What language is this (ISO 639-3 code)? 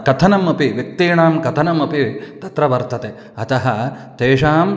san